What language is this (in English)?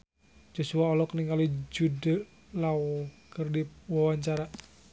Sundanese